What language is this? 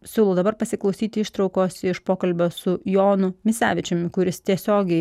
Lithuanian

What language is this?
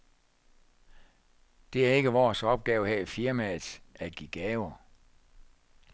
Danish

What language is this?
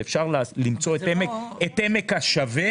Hebrew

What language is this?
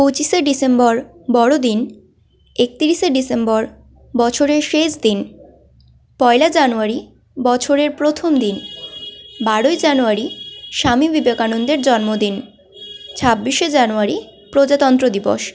Bangla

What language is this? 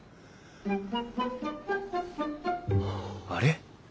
Japanese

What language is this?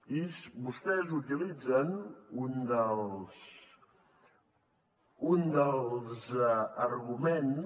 Catalan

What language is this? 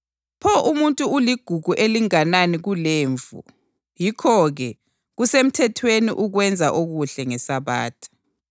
North Ndebele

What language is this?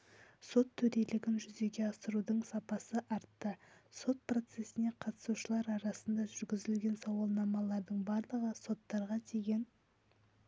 Kazakh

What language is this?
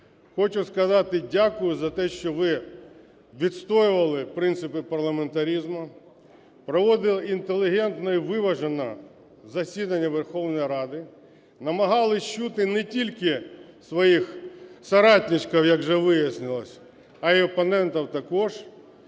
Ukrainian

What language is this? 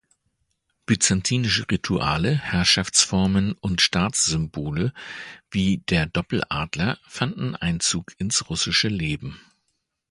German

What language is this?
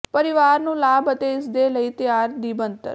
Punjabi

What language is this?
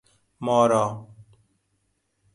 Persian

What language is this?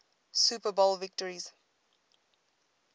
English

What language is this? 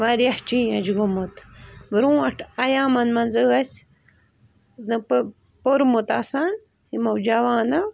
Kashmiri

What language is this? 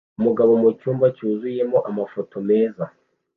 Kinyarwanda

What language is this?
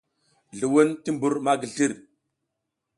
South Giziga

